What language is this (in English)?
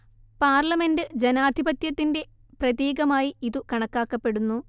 Malayalam